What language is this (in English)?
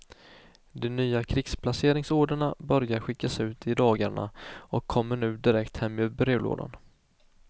Swedish